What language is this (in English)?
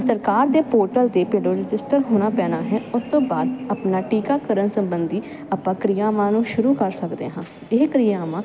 Punjabi